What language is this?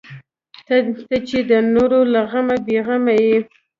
Pashto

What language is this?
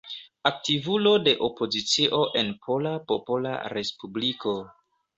Esperanto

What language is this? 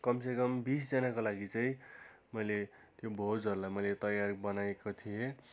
Nepali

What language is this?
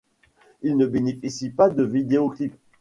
French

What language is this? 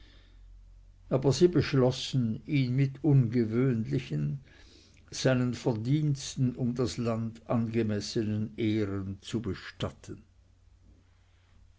German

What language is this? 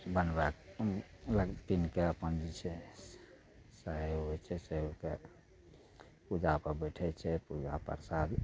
Maithili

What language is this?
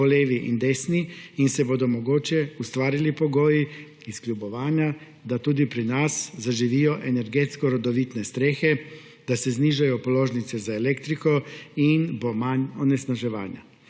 Slovenian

